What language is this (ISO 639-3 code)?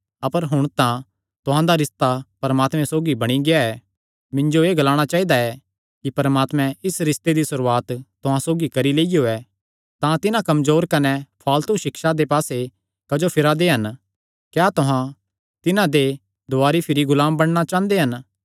xnr